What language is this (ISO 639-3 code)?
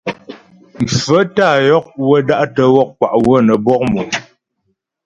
bbj